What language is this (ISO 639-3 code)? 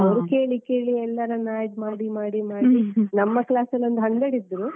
kan